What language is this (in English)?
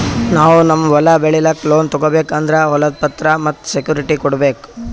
Kannada